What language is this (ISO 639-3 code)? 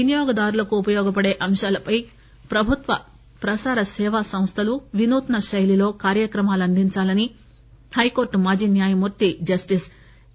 tel